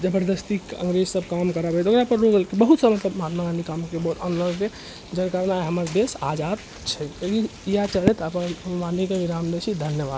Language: Maithili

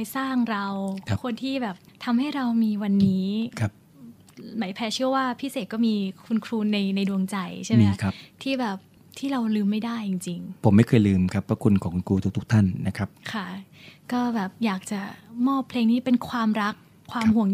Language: Thai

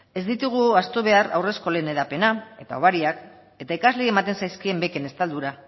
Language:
Basque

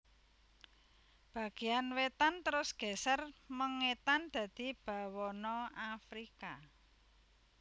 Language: Javanese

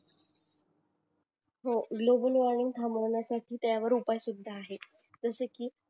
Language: Marathi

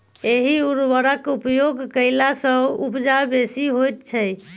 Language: Maithili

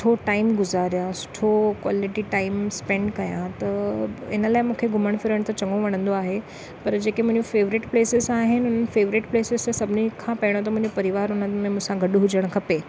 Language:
Sindhi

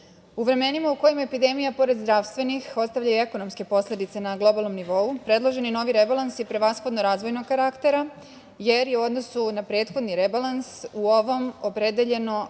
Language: Serbian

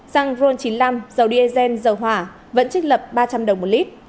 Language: Vietnamese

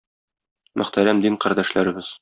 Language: Tatar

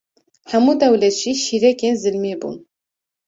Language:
Kurdish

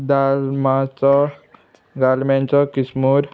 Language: Konkani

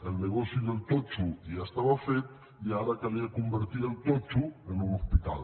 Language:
Catalan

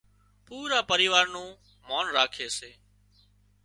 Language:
Wadiyara Koli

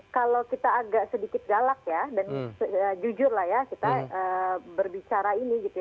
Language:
Indonesian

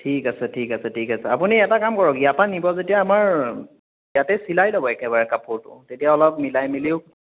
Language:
Assamese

